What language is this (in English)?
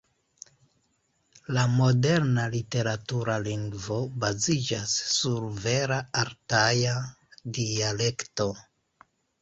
Esperanto